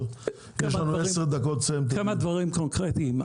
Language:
Hebrew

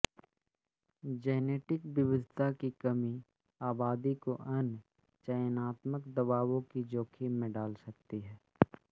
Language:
Hindi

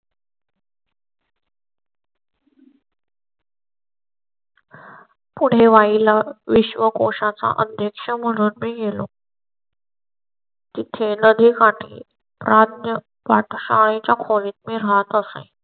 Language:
Marathi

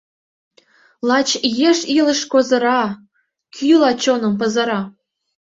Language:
Mari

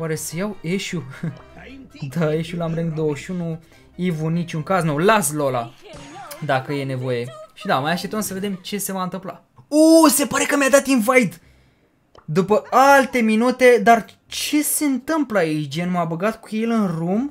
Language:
Romanian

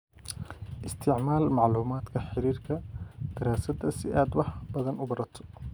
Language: Somali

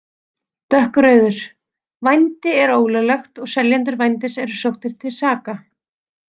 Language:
Icelandic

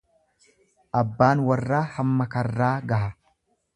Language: Oromo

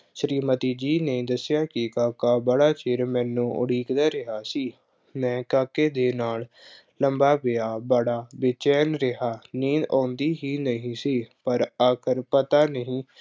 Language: Punjabi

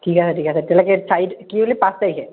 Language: Assamese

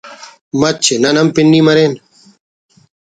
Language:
Brahui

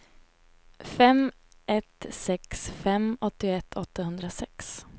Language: Swedish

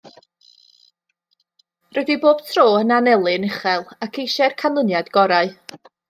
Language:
Welsh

